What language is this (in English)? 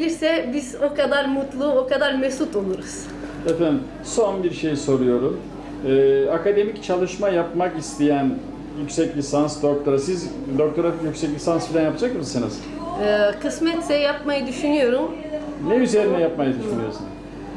Turkish